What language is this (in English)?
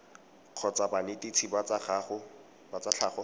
Tswana